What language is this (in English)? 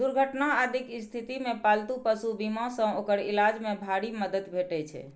Maithili